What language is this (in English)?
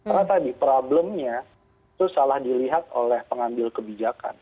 Indonesian